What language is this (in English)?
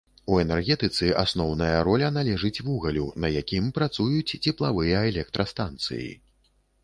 Belarusian